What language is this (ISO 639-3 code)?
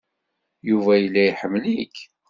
kab